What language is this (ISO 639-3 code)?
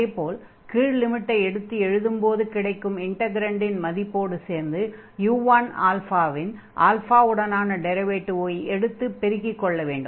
tam